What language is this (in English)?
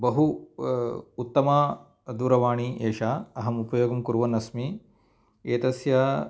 Sanskrit